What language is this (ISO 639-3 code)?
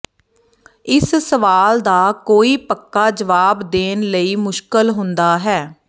pan